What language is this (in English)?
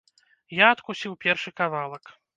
Belarusian